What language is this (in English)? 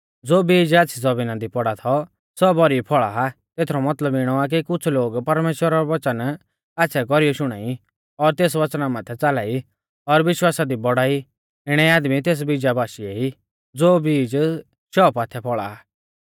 Mahasu Pahari